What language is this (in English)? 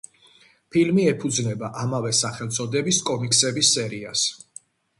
Georgian